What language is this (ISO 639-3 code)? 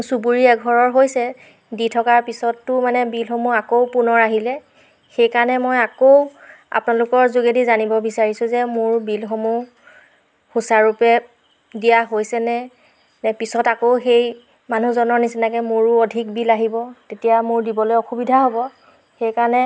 asm